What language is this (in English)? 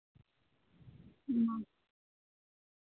Santali